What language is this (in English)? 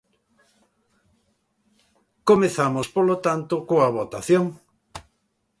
Galician